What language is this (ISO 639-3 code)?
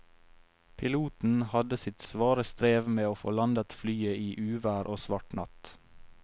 nor